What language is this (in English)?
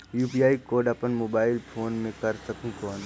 Chhattisgarhi